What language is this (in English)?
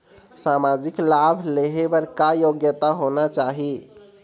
Chhattisgarhi